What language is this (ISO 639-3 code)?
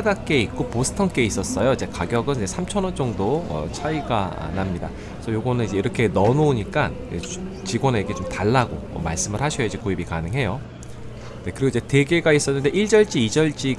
kor